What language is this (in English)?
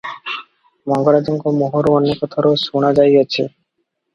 Odia